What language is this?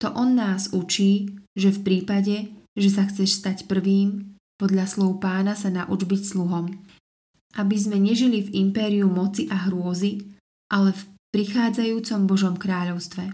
Slovak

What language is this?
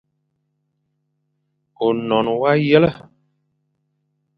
Fang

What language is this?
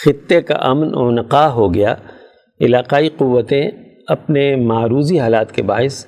Urdu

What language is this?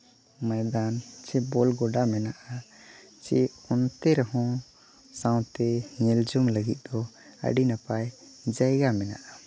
Santali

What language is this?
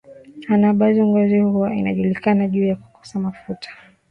Swahili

